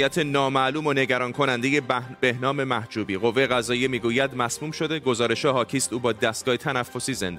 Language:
Persian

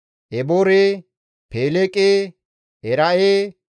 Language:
Gamo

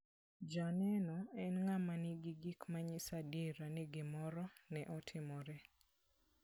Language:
Luo (Kenya and Tanzania)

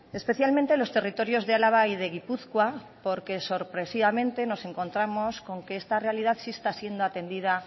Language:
Spanish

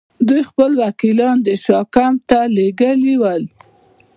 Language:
Pashto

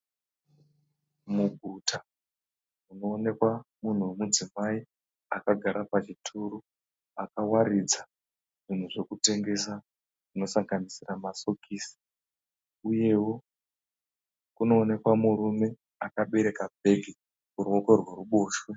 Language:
Shona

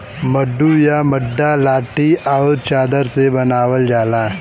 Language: Bhojpuri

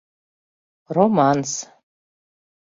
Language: Mari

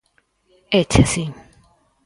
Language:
Galician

